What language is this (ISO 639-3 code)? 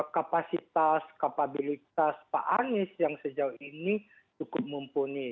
ind